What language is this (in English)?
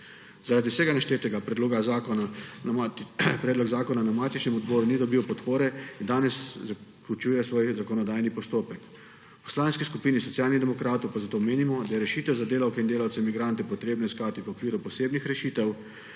Slovenian